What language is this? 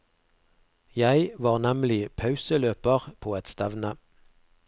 Norwegian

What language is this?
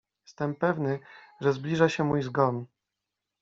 Polish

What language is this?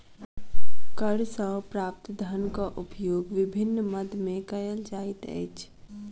Maithili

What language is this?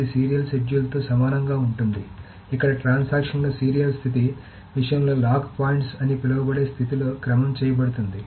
Telugu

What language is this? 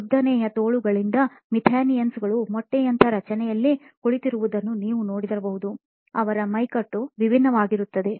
Kannada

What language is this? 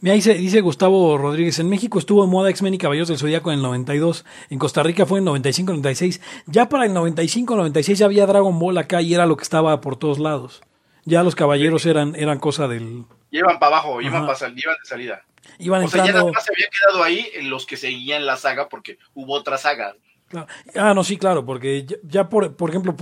Spanish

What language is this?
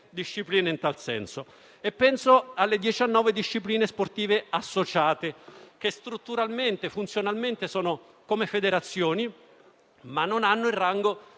Italian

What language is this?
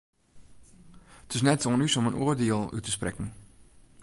Western Frisian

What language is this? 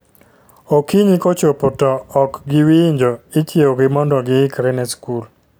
Luo (Kenya and Tanzania)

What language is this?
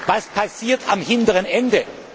German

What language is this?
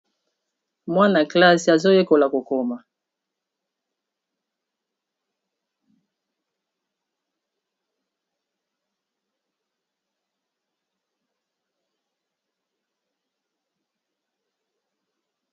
Lingala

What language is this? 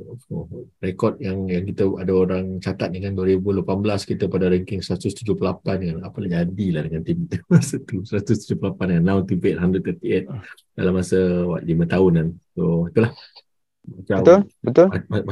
Malay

